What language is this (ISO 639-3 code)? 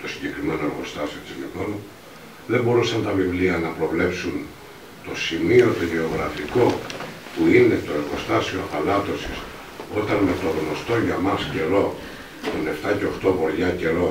ell